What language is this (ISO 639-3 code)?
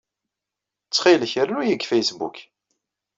kab